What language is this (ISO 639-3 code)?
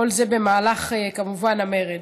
heb